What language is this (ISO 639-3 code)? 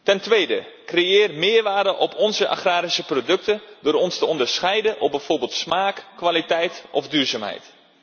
nld